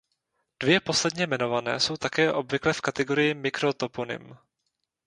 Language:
Czech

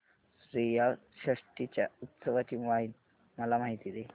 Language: Marathi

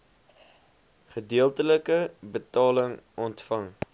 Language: Afrikaans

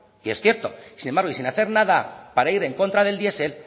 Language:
Spanish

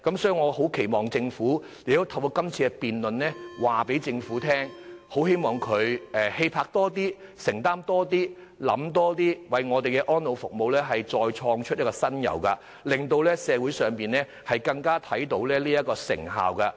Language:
Cantonese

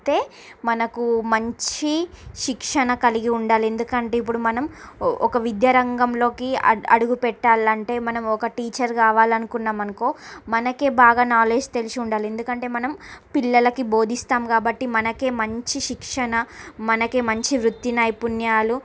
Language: Telugu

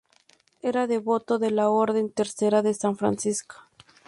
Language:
Spanish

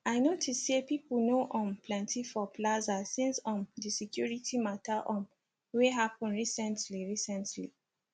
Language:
Nigerian Pidgin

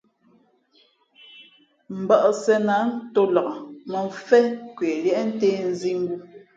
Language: Fe'fe'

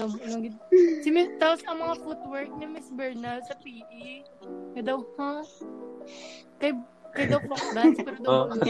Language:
Filipino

